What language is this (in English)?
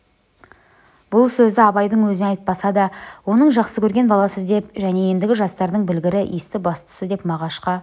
Kazakh